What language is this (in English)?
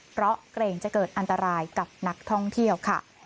Thai